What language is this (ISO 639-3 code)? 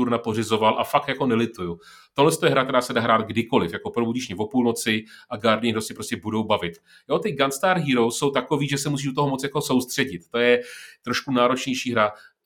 ces